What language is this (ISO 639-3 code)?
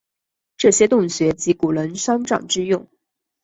zho